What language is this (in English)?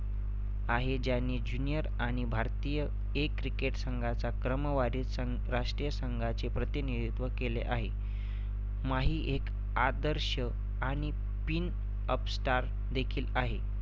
Marathi